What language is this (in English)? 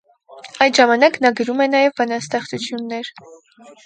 Armenian